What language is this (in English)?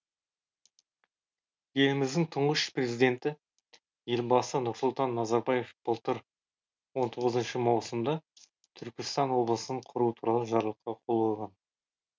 Kazakh